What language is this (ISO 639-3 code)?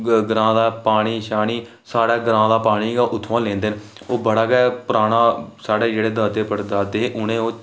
doi